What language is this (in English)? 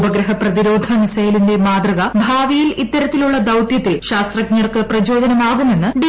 Malayalam